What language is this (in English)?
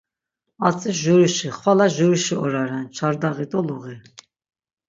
Laz